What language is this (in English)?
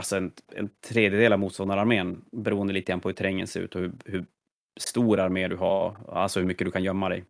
Swedish